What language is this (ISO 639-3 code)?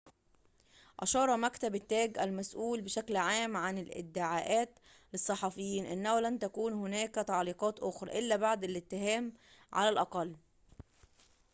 ara